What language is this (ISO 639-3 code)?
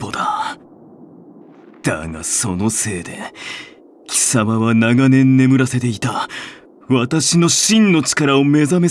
jpn